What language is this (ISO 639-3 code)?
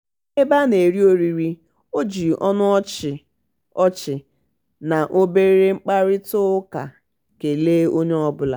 ibo